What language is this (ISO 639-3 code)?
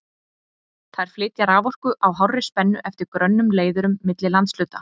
isl